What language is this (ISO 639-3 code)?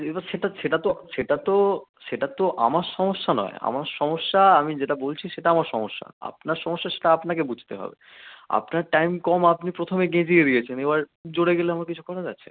ben